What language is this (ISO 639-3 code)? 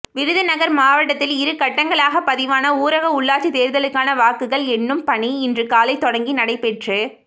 tam